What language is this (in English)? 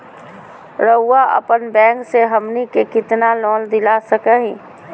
Magahi